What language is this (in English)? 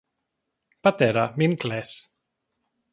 Greek